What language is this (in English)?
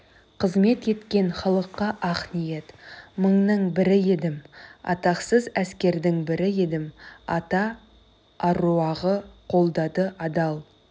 Kazakh